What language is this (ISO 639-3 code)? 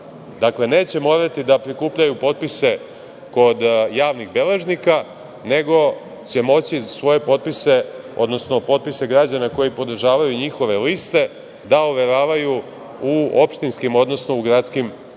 srp